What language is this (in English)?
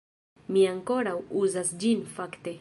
Esperanto